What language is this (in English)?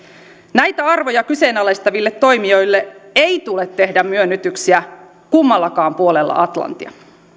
Finnish